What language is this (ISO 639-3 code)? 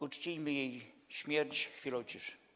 pol